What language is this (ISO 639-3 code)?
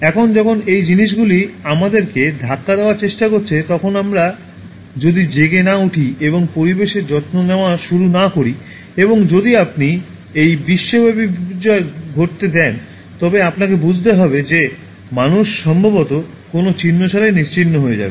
ben